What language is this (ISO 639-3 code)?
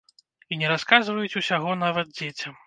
bel